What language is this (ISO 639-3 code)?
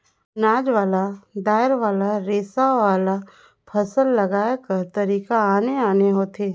hne